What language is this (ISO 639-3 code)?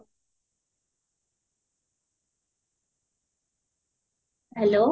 ori